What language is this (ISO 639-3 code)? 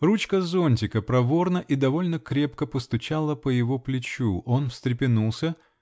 rus